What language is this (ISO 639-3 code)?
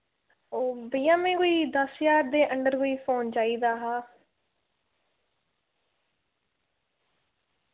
doi